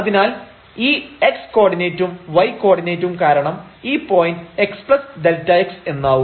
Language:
Malayalam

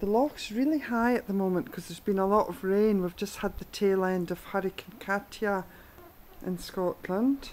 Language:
English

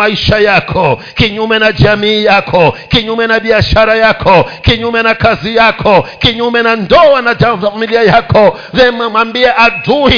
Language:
Swahili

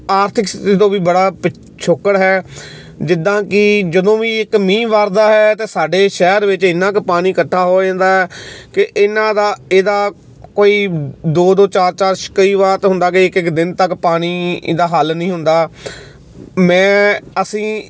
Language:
Punjabi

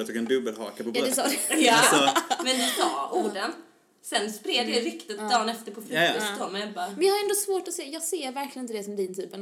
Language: Swedish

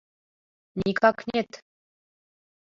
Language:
Mari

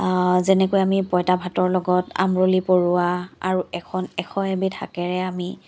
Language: Assamese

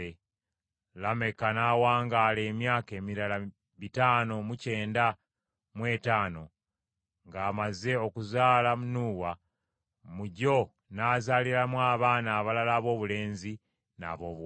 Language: Ganda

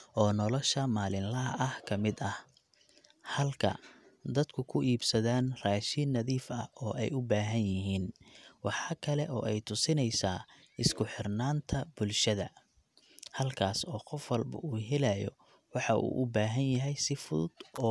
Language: Somali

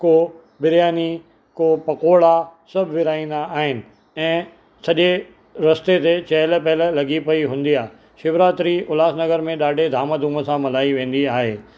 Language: Sindhi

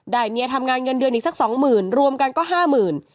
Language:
Thai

